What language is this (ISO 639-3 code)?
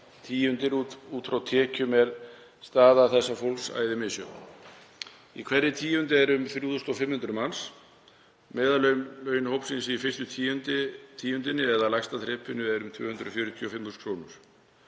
isl